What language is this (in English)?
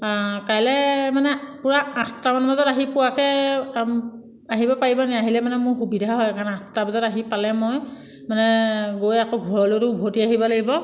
Assamese